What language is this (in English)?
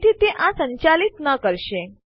Gujarati